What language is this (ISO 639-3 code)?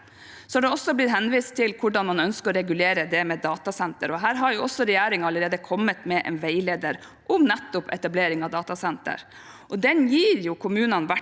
nor